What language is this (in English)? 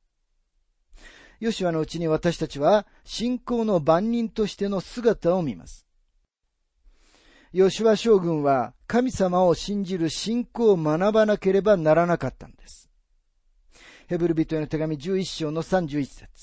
Japanese